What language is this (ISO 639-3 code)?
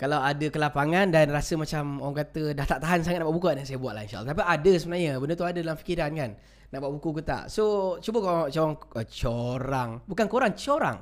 msa